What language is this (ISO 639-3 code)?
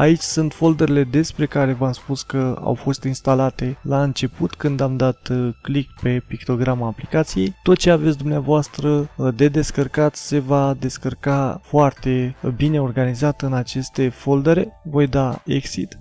ron